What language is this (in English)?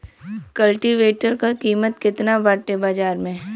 Bhojpuri